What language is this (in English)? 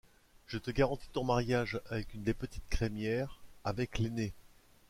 French